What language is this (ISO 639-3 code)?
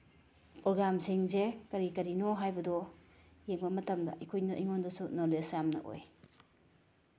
mni